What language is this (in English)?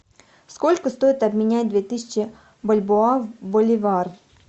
Russian